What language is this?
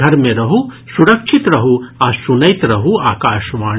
Maithili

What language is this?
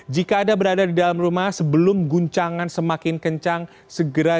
Indonesian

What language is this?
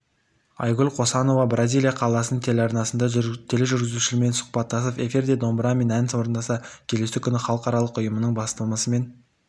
Kazakh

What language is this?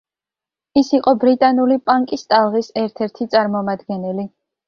Georgian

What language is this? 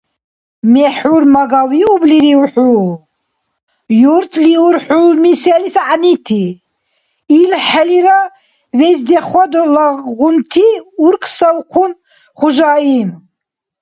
Dargwa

